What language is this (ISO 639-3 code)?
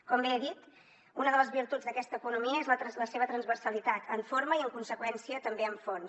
cat